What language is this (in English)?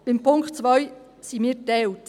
Swiss German